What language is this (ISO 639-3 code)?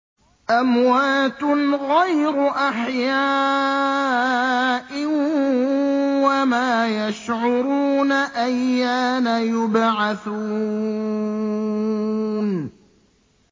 ara